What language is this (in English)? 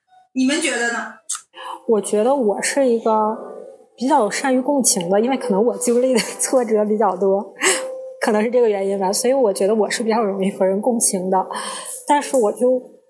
Chinese